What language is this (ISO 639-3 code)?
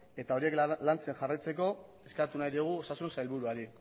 eus